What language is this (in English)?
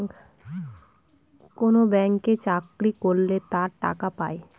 Bangla